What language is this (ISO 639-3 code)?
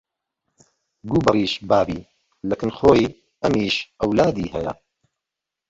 ckb